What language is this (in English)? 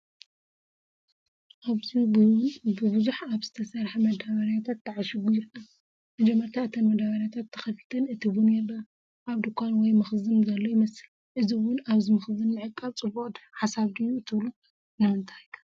Tigrinya